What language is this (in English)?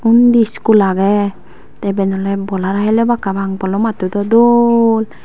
Chakma